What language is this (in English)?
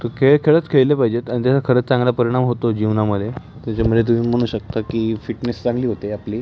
Marathi